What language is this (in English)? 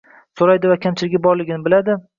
Uzbek